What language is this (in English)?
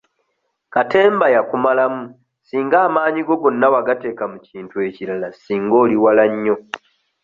Ganda